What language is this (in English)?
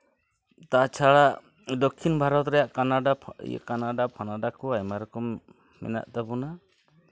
Santali